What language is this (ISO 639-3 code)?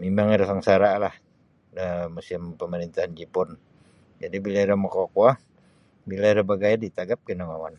bsy